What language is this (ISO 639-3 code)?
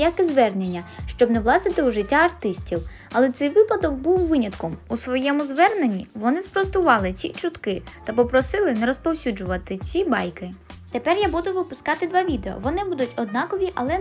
ukr